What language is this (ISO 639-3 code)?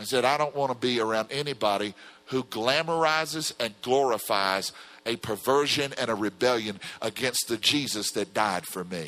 eng